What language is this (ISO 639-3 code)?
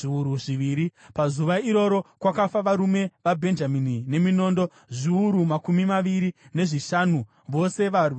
sna